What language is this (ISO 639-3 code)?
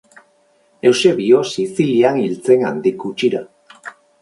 eus